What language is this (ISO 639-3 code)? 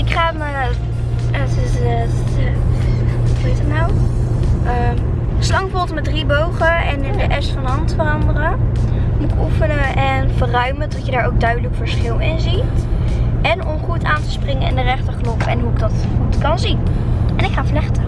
nld